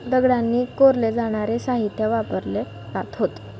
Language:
Marathi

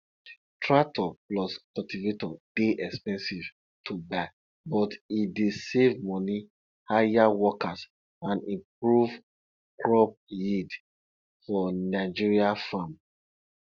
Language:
Nigerian Pidgin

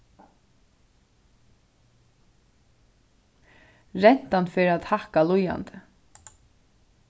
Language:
Faroese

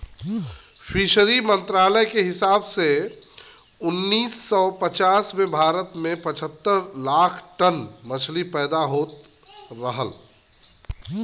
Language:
Bhojpuri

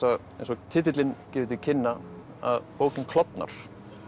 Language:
Icelandic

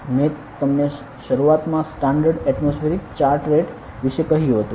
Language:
Gujarati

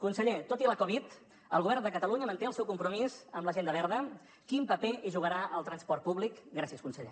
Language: Catalan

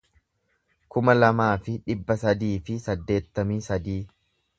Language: Oromo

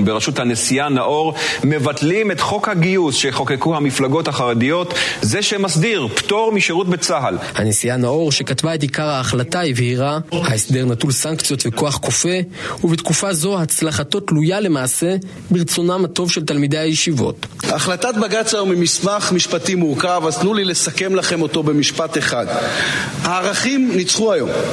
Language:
Hebrew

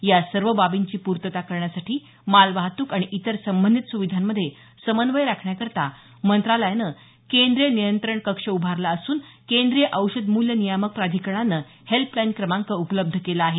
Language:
Marathi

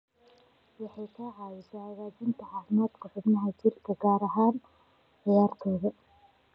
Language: Somali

